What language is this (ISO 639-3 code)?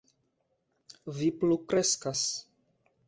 epo